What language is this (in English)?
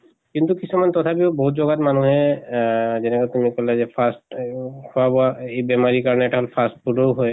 Assamese